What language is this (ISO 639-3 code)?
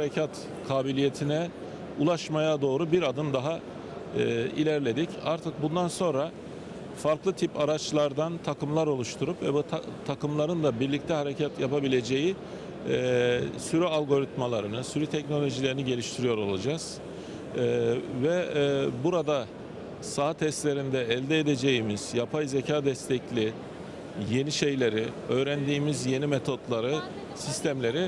tur